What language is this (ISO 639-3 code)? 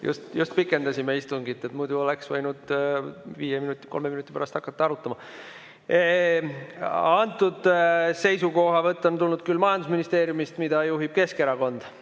est